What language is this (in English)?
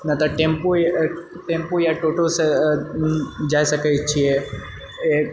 Maithili